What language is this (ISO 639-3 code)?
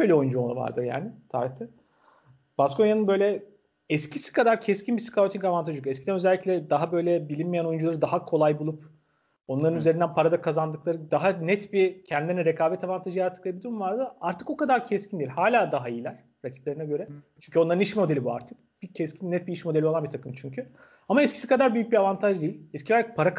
tur